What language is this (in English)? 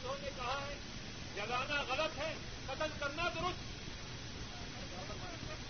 Urdu